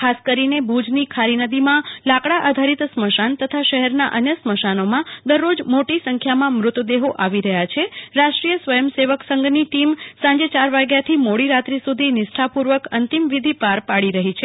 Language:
Gujarati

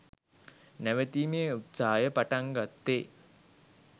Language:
Sinhala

